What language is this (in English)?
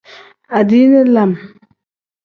Tem